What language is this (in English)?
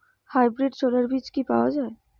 Bangla